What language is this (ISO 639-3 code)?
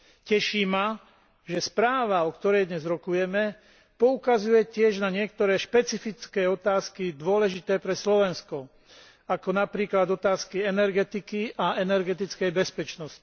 slk